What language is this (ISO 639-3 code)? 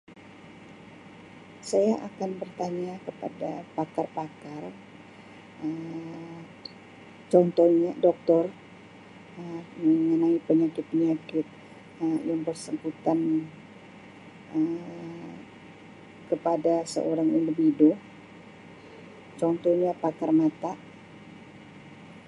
msi